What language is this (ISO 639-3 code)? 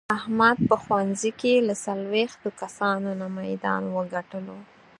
pus